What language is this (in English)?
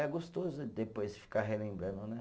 Portuguese